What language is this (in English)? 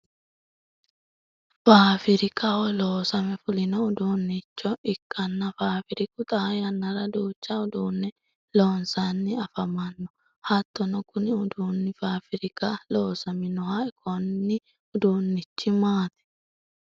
Sidamo